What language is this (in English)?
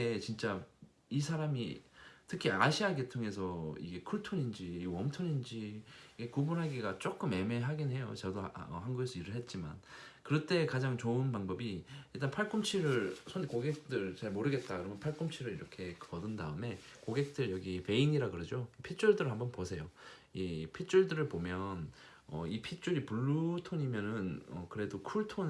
Korean